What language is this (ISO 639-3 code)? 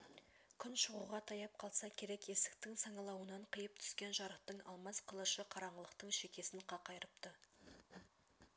kaz